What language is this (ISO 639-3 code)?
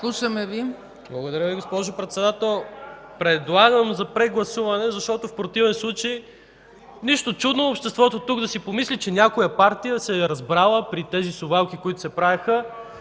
bul